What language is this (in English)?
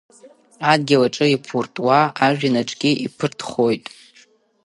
Abkhazian